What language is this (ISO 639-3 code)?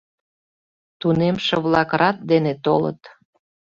chm